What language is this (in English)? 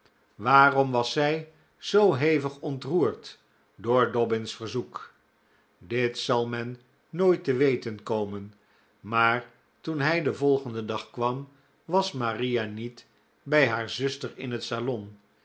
Dutch